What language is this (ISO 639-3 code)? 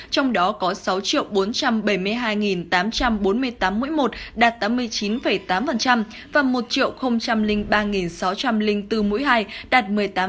vie